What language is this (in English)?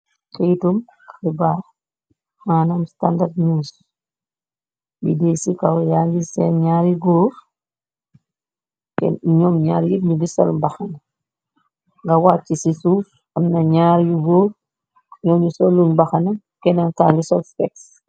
Wolof